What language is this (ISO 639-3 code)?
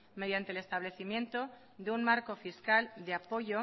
spa